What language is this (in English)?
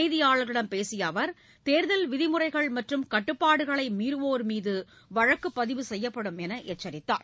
Tamil